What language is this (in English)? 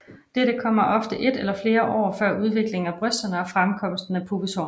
Danish